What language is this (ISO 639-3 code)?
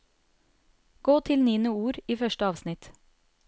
nor